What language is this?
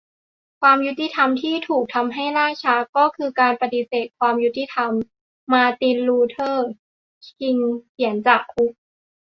Thai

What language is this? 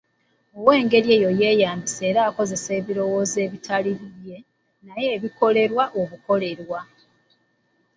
Ganda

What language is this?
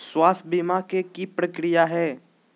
Magahi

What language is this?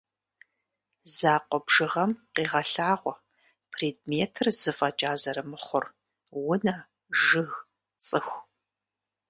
Kabardian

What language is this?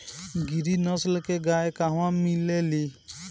Bhojpuri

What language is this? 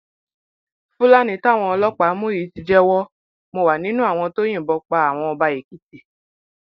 Yoruba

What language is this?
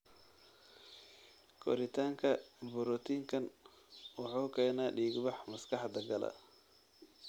Somali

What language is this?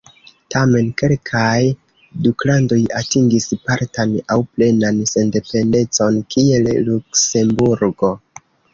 Esperanto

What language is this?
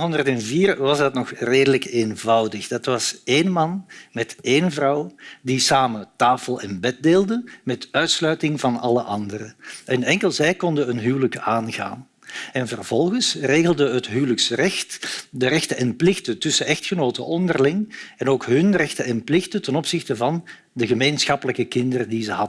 Dutch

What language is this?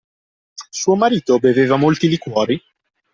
Italian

